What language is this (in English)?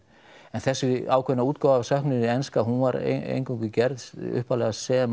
Icelandic